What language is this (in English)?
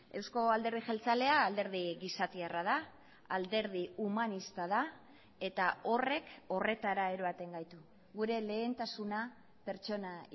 Basque